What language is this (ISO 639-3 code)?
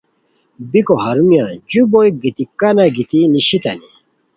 khw